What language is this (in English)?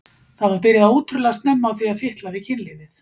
Icelandic